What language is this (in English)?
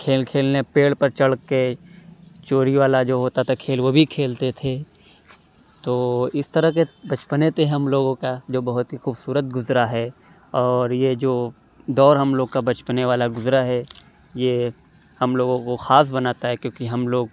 Urdu